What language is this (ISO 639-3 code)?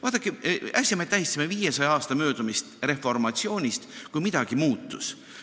est